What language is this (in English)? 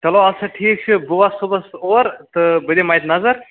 Kashmiri